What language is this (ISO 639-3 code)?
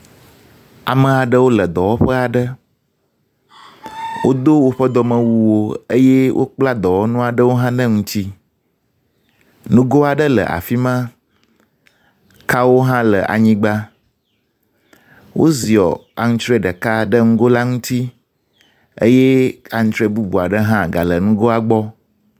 ewe